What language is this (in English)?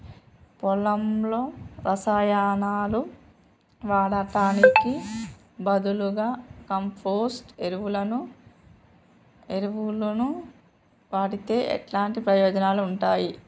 Telugu